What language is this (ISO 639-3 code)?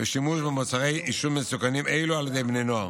heb